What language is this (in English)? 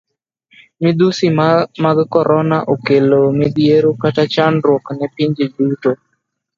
Luo (Kenya and Tanzania)